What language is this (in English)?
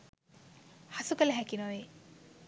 Sinhala